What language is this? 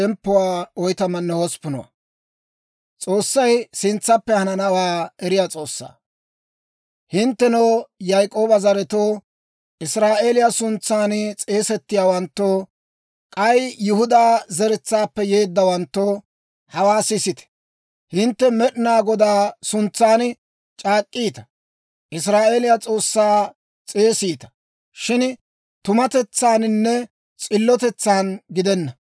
Dawro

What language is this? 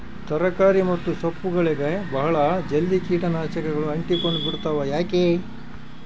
Kannada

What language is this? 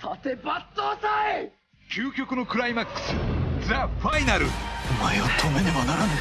Japanese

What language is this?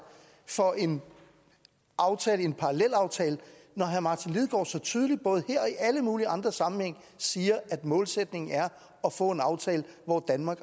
Danish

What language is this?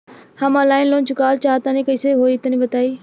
Bhojpuri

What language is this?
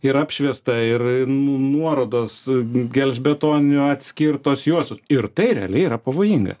Lithuanian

